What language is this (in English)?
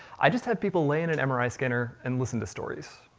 English